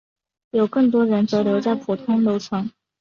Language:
Chinese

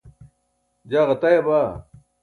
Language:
Burushaski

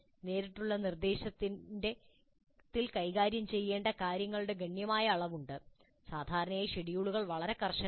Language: Malayalam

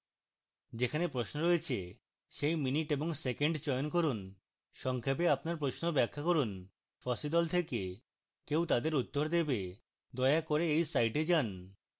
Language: Bangla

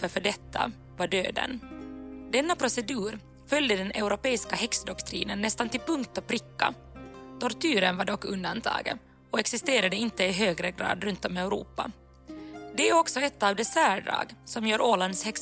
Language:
Swedish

